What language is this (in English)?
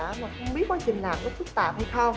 Vietnamese